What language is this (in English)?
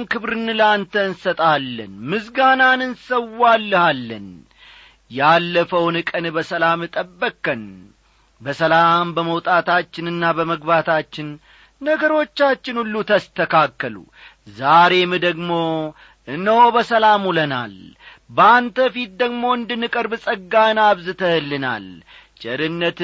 Amharic